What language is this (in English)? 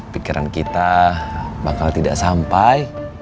Indonesian